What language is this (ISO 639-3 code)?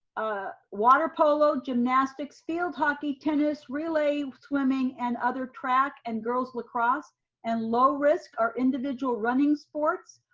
eng